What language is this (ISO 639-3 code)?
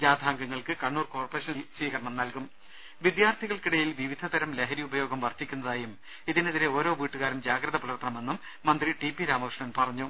mal